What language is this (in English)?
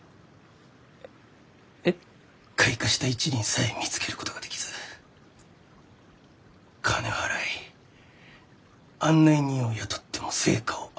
Japanese